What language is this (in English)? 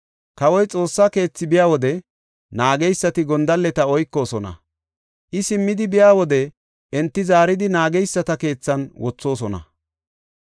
Gofa